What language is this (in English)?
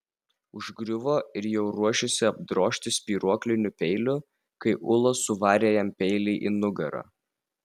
Lithuanian